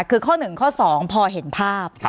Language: Thai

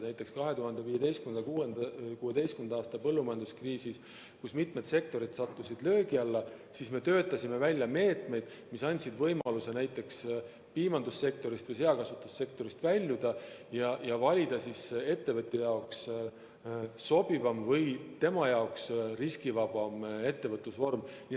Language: Estonian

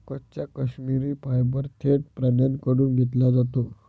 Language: Marathi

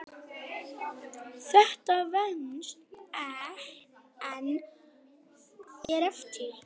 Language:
Icelandic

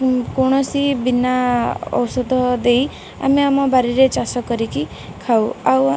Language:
Odia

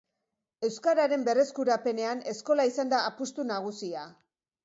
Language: Basque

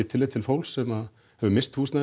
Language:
Icelandic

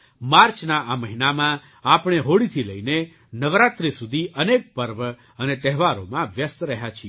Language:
Gujarati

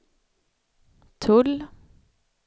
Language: Swedish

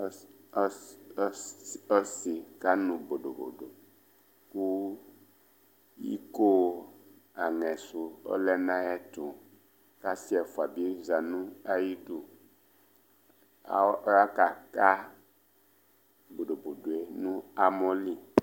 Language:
Ikposo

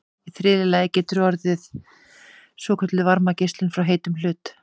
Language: Icelandic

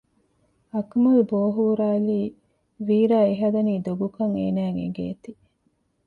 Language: Divehi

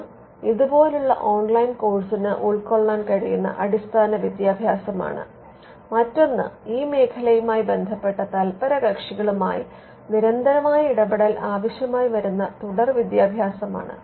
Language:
Malayalam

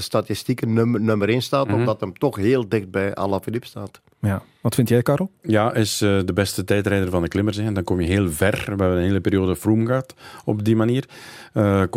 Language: Dutch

